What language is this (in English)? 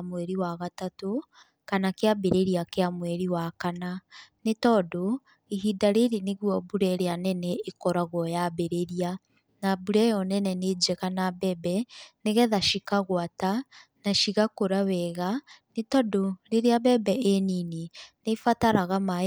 Kikuyu